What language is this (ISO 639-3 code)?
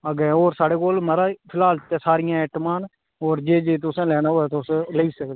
doi